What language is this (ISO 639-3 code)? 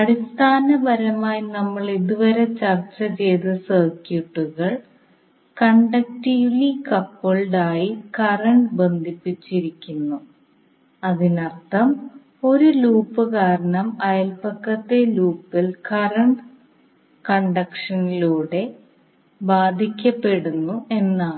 mal